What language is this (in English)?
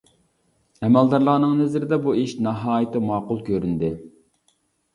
Uyghur